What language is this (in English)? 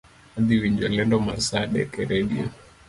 Luo (Kenya and Tanzania)